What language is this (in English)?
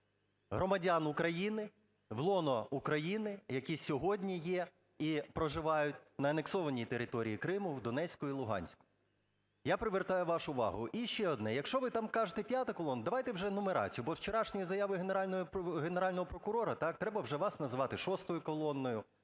Ukrainian